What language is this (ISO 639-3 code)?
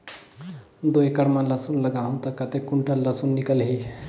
hne